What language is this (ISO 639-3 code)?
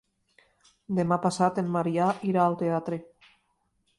cat